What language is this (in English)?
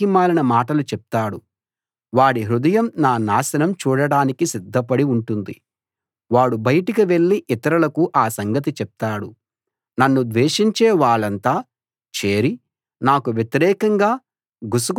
Telugu